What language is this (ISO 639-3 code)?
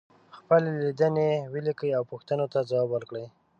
pus